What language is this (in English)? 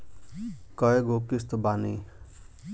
Bhojpuri